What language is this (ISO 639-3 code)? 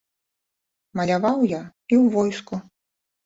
bel